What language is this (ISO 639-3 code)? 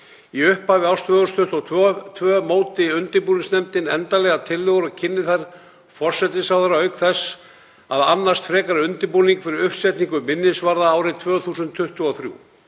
isl